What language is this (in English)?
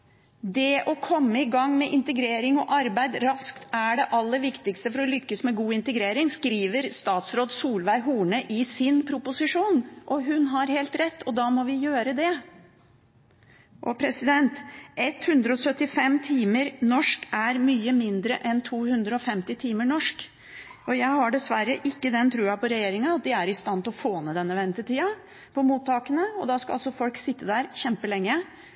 Norwegian Bokmål